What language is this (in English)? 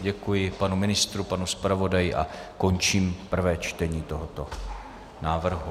Czech